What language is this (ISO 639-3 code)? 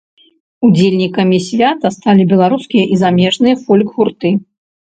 bel